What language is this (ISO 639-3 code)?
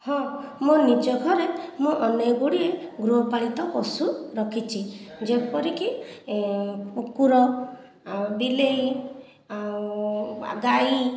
ori